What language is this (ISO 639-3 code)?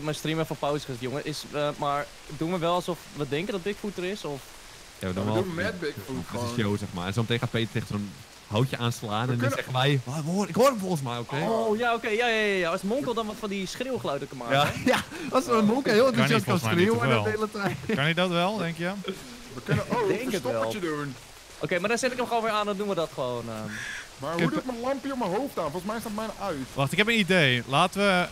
nld